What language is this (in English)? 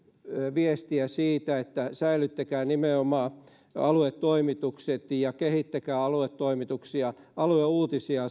Finnish